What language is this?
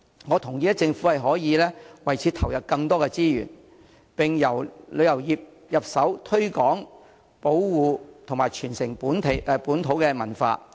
Cantonese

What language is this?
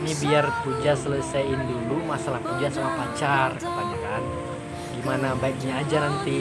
Indonesian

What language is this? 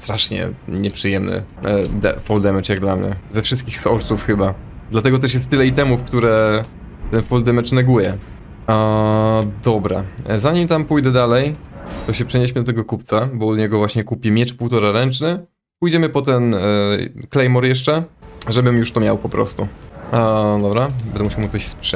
Polish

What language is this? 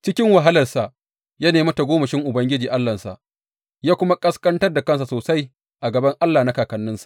Hausa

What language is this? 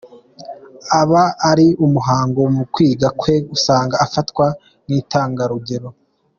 Kinyarwanda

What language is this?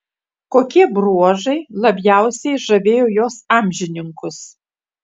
Lithuanian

